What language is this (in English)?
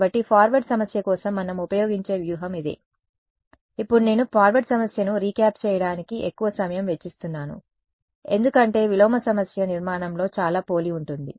Telugu